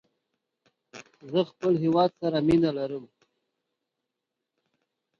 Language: Pashto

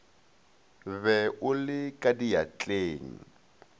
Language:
Northern Sotho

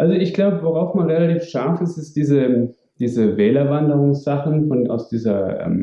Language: German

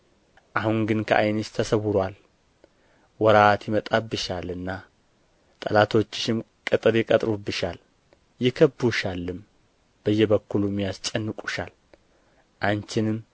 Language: Amharic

